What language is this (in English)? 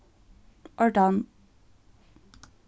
Faroese